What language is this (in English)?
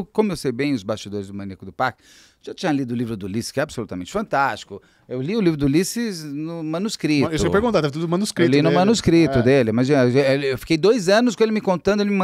Portuguese